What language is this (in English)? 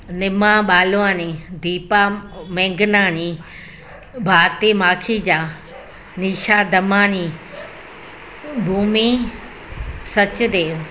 Sindhi